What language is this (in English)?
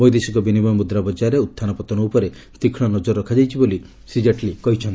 Odia